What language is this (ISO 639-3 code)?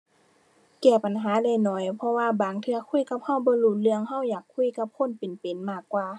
tha